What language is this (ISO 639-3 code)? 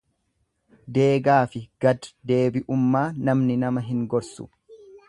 orm